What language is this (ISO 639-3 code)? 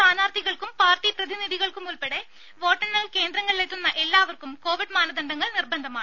mal